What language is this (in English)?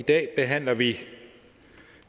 Danish